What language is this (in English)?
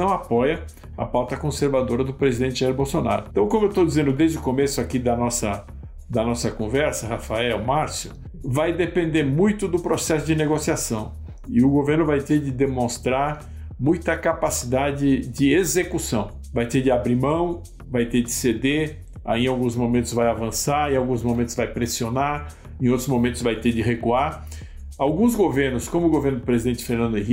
Portuguese